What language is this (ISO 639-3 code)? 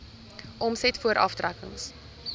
afr